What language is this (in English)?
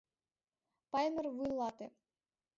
Mari